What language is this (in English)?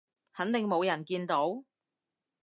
Cantonese